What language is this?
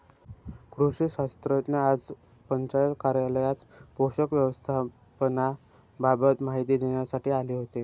Marathi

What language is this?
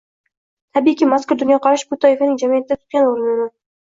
Uzbek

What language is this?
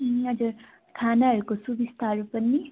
Nepali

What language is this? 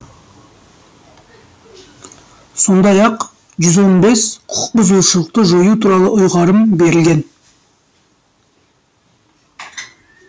Kazakh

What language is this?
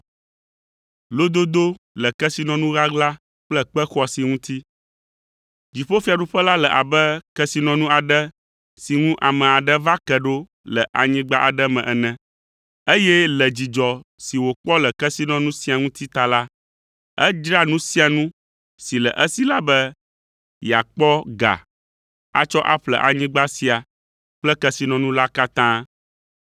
Ewe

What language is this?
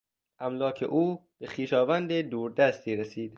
Persian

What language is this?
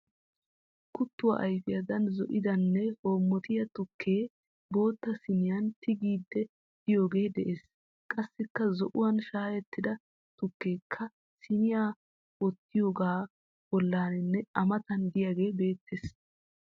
Wolaytta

